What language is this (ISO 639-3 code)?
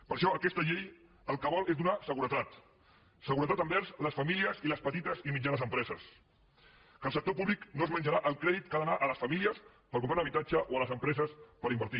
cat